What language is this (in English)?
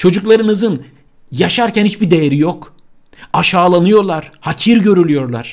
Turkish